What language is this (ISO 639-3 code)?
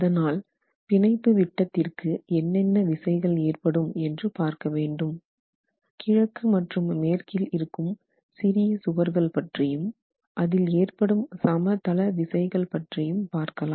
tam